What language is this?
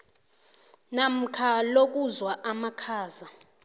South Ndebele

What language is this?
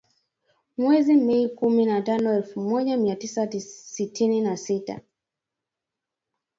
Swahili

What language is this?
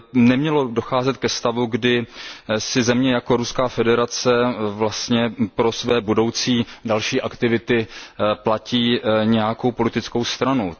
Czech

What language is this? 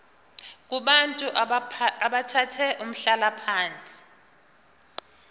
Zulu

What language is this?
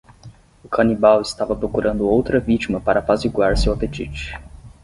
Portuguese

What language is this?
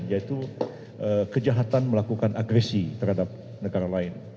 Indonesian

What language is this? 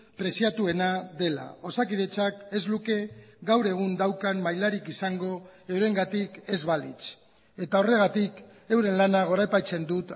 Basque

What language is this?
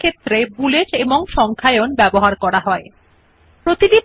Bangla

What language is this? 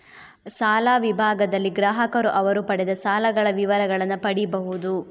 Kannada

